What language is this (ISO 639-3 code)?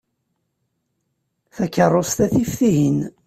kab